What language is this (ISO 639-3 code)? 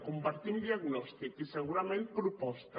cat